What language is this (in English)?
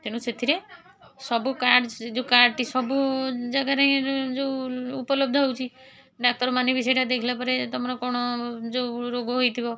Odia